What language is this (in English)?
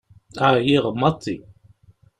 Kabyle